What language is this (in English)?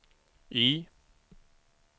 Swedish